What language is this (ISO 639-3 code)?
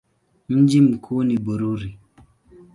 swa